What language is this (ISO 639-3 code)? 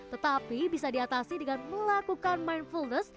ind